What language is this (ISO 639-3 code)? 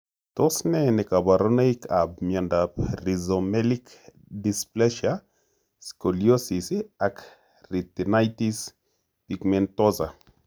kln